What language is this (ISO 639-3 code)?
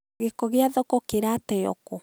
kik